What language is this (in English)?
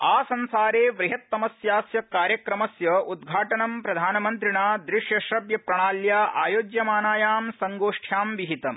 Sanskrit